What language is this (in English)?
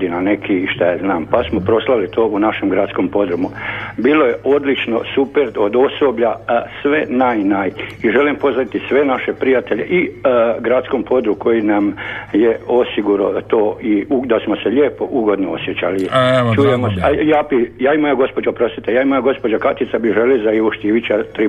Croatian